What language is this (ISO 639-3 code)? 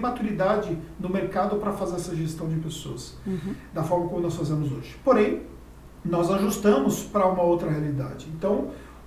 por